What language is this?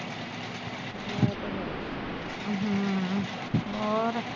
Punjabi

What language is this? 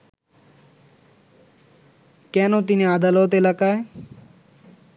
Bangla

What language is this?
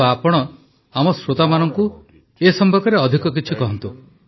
Odia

